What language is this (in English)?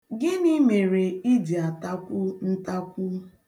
Igbo